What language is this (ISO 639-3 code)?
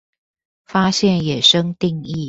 zho